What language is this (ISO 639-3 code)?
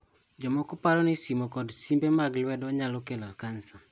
luo